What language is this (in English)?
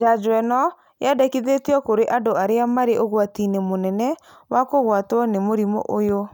Kikuyu